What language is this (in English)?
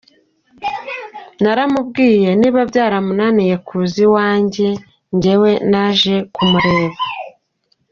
Kinyarwanda